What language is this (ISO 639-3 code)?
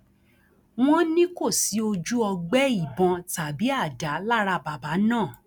yor